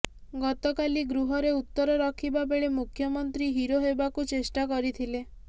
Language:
Odia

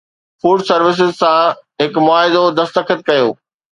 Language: Sindhi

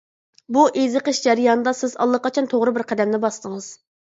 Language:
Uyghur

